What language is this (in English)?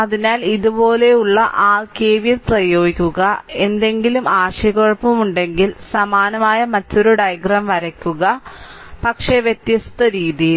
Malayalam